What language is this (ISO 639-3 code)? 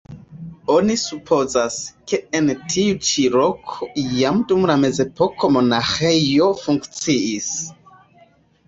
epo